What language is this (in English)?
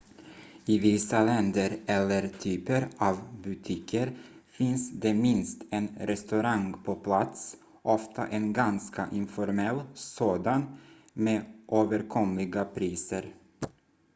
Swedish